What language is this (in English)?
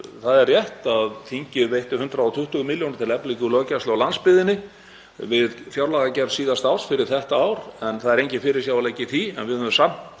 Icelandic